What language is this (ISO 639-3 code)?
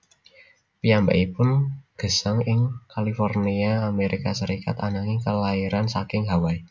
jav